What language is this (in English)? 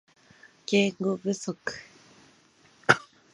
Japanese